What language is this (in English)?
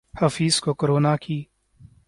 Urdu